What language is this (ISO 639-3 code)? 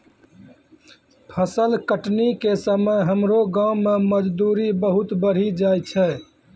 mai